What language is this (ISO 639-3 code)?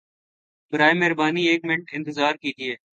urd